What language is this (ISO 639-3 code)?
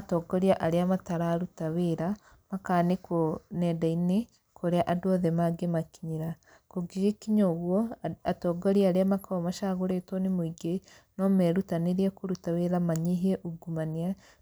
kik